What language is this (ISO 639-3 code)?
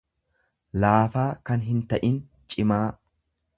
orm